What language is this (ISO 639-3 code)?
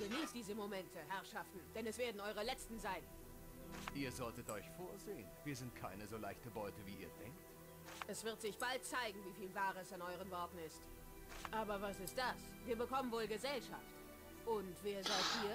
deu